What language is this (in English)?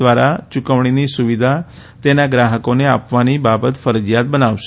Gujarati